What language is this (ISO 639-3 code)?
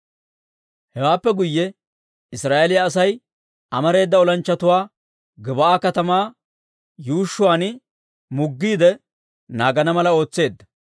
dwr